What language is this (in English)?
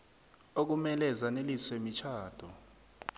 South Ndebele